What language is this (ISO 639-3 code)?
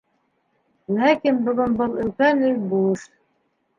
bak